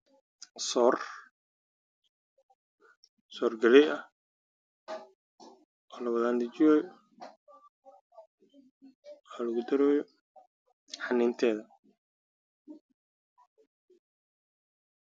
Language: Somali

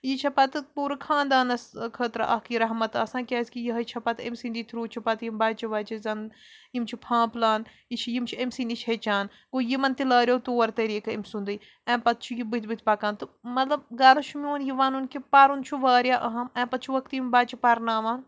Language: Kashmiri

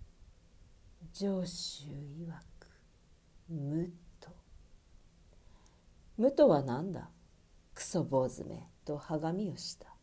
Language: Japanese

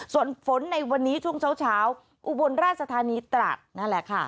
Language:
Thai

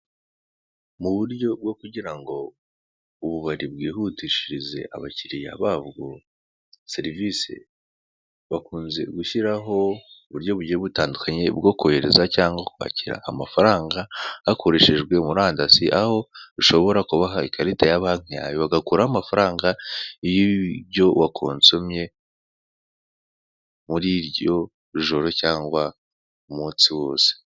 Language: Kinyarwanda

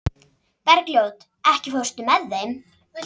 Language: Icelandic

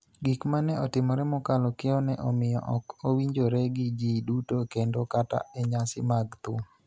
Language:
Luo (Kenya and Tanzania)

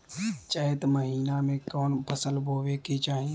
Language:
Bhojpuri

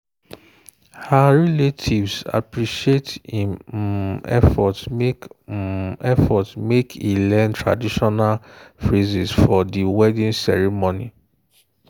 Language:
Nigerian Pidgin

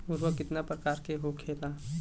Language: Bhojpuri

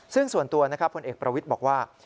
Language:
Thai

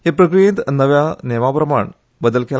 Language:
Konkani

